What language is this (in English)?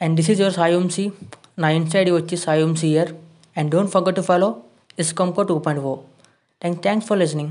Telugu